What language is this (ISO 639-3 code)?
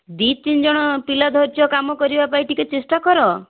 ori